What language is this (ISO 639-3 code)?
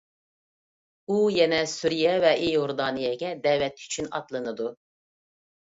uig